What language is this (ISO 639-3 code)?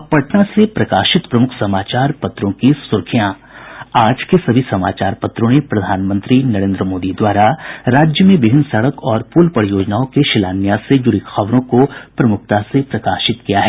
hin